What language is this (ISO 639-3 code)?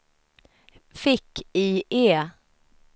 swe